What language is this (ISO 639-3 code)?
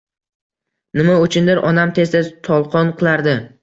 uzb